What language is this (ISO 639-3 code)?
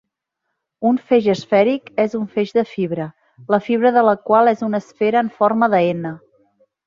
cat